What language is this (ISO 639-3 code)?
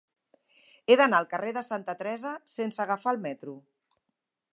cat